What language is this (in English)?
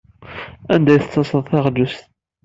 Kabyle